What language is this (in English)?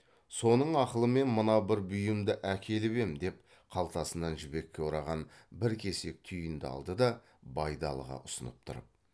Kazakh